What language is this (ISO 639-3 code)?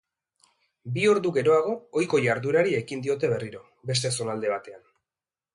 eus